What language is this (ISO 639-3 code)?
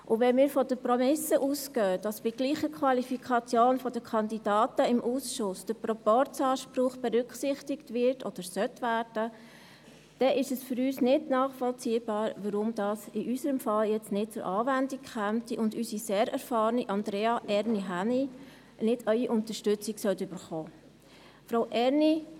gsw